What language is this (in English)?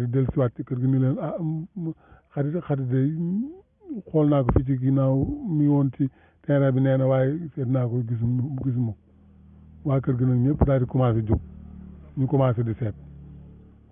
Turkish